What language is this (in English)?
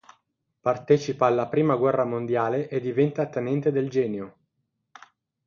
Italian